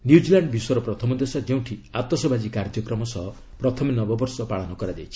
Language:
Odia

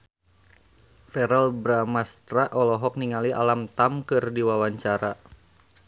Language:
Sundanese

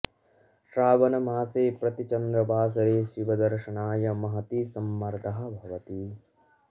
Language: Sanskrit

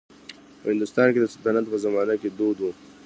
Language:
Pashto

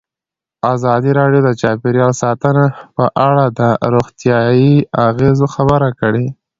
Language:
Pashto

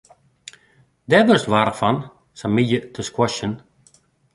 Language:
Western Frisian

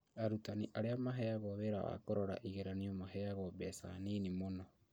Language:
Kikuyu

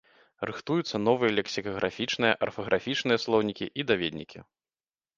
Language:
Belarusian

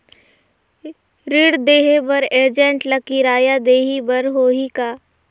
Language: Chhattisgarhi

